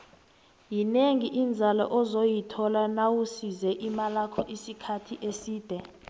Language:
South Ndebele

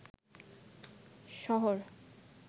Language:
Bangla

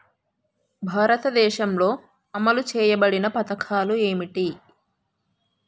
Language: Telugu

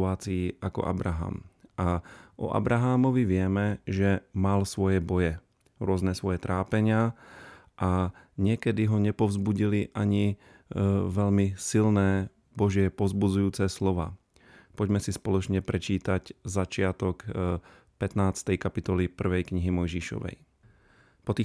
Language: Slovak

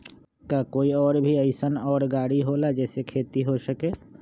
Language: Magahi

